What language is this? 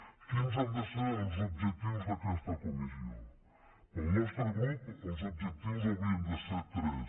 Catalan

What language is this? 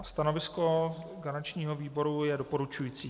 Czech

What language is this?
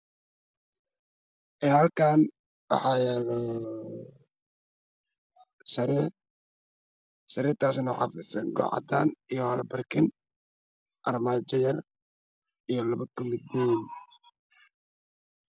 Somali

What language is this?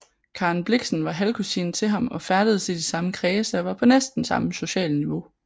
Danish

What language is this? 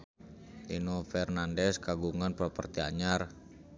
Sundanese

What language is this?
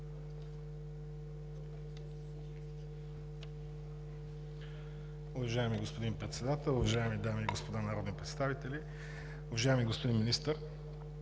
Bulgarian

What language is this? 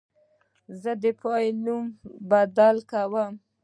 Pashto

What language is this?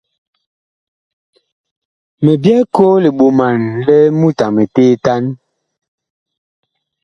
Bakoko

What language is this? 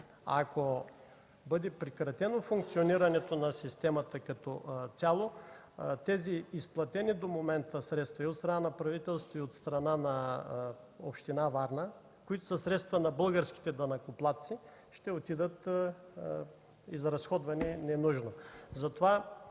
Bulgarian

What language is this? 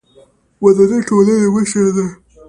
Pashto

